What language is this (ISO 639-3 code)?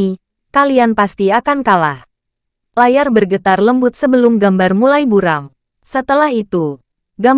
ind